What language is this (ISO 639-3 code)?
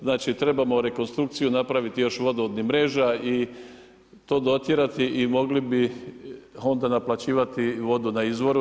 hrv